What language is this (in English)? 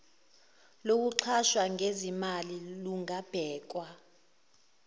Zulu